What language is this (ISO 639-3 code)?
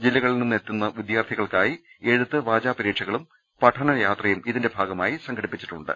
mal